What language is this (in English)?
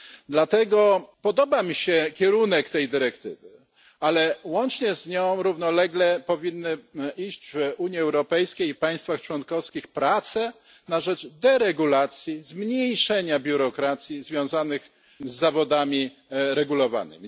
Polish